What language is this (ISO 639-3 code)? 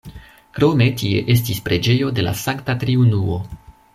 epo